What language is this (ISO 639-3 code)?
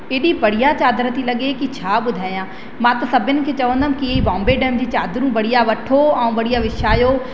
snd